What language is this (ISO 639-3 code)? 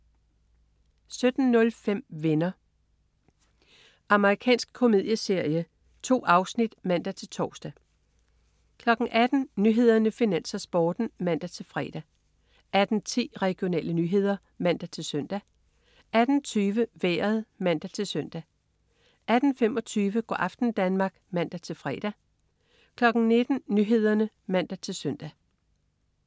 dan